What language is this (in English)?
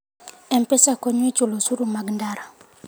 Luo (Kenya and Tanzania)